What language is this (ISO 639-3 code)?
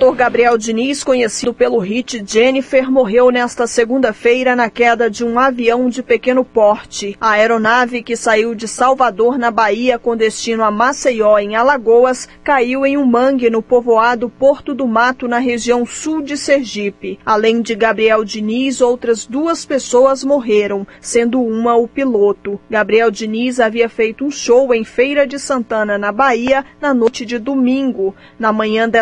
por